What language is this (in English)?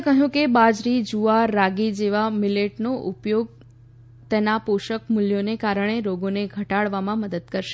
Gujarati